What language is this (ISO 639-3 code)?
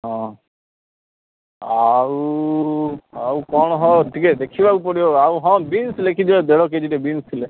ori